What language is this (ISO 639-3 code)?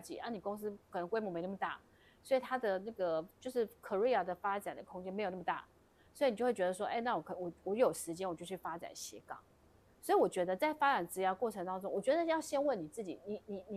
zho